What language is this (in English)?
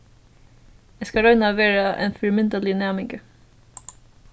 Faroese